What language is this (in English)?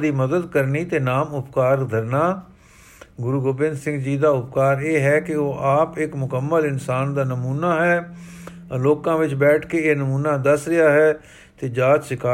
Punjabi